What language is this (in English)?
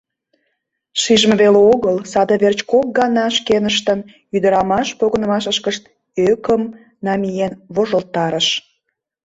Mari